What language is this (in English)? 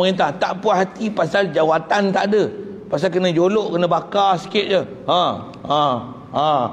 Malay